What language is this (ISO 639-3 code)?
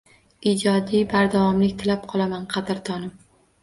uzb